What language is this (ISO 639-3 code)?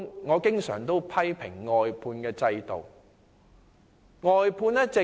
yue